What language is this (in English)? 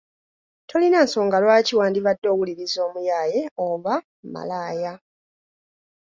Ganda